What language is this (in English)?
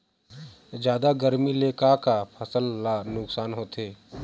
Chhattisgarhi